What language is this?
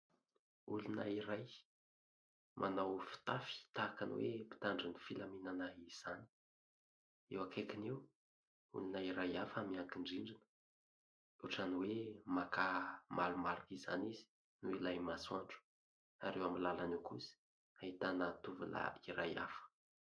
Malagasy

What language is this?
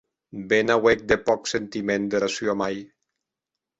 Occitan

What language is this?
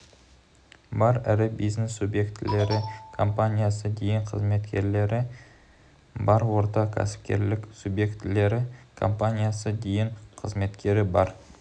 Kazakh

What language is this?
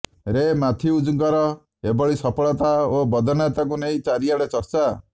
Odia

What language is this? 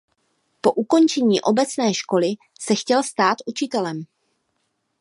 Czech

